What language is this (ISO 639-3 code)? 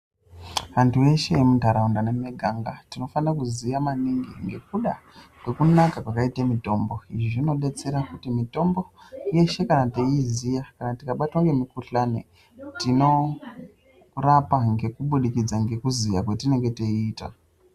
ndc